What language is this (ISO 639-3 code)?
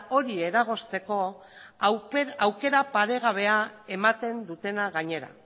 eus